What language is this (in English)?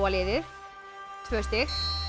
Icelandic